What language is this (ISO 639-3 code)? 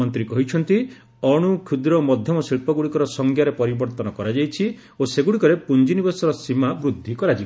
ori